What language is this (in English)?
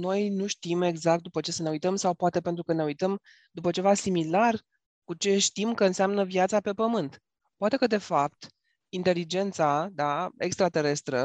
Romanian